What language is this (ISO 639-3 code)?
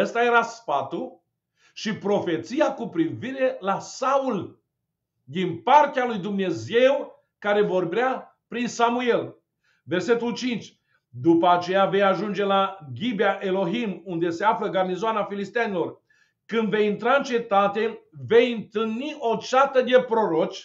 ron